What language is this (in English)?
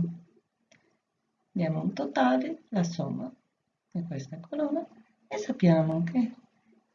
Italian